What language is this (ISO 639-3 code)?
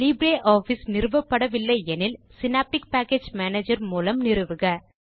tam